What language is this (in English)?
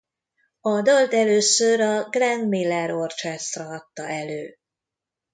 Hungarian